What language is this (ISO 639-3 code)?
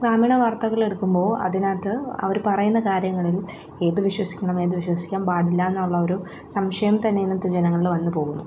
mal